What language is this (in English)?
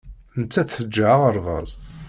Kabyle